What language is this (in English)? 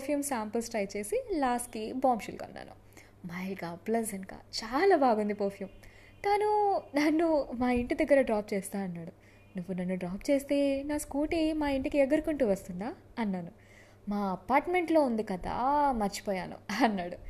Telugu